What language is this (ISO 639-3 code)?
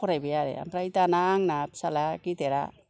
brx